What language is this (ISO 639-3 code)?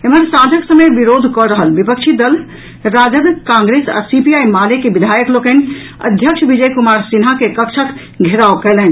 mai